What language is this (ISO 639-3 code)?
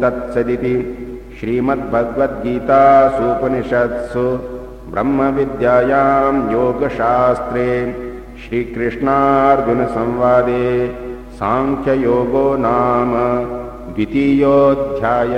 hin